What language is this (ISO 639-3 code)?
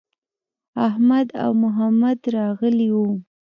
pus